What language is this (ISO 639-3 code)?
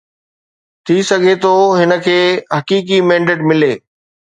snd